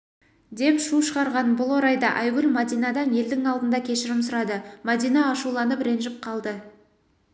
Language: Kazakh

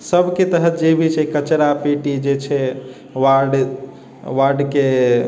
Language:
Maithili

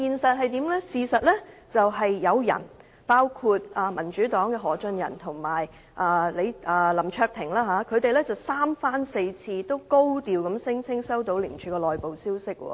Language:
Cantonese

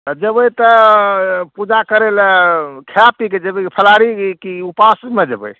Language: Maithili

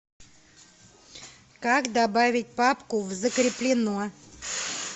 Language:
Russian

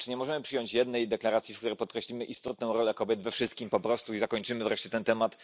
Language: Polish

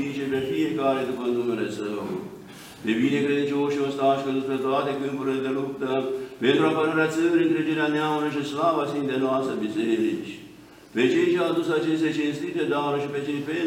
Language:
Romanian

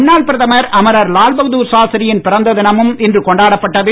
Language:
Tamil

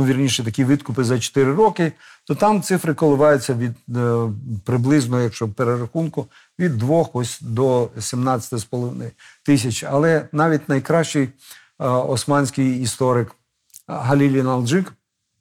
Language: Ukrainian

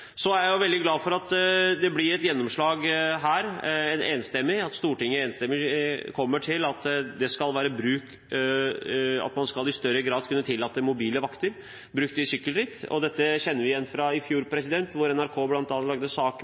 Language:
Norwegian Bokmål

